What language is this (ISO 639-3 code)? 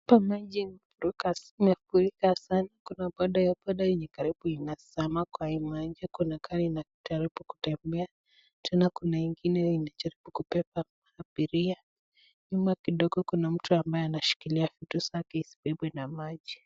swa